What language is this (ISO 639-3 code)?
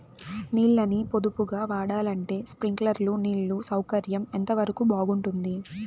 tel